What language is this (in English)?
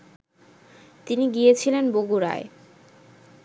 Bangla